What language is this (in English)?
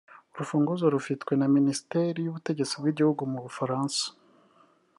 Kinyarwanda